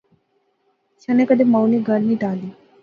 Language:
Pahari-Potwari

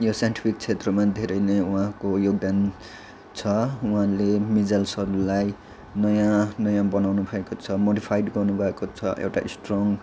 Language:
Nepali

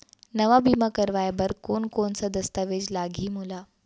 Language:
Chhattisgarhi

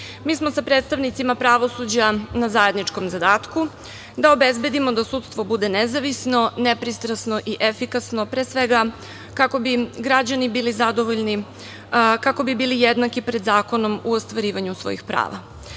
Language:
Serbian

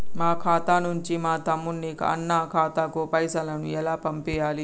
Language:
Telugu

